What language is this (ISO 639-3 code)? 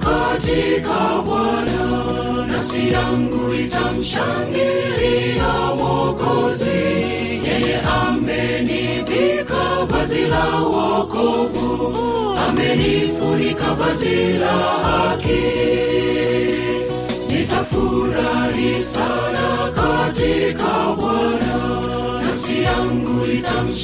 swa